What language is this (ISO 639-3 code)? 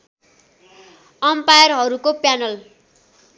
nep